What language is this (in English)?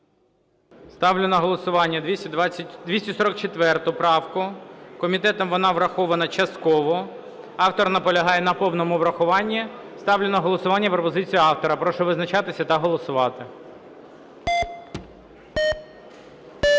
Ukrainian